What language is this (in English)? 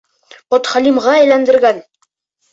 Bashkir